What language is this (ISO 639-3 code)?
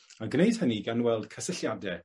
cym